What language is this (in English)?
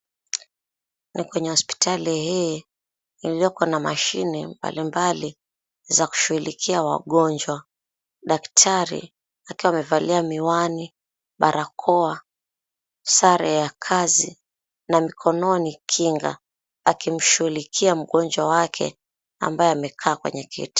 Swahili